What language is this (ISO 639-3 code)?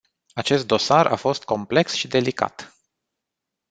ron